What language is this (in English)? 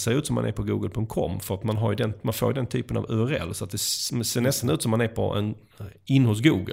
Swedish